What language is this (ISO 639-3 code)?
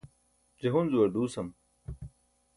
bsk